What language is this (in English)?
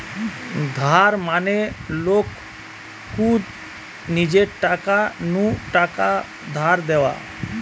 Bangla